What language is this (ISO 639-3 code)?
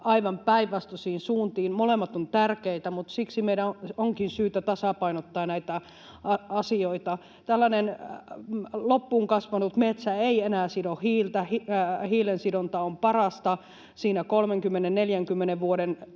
fin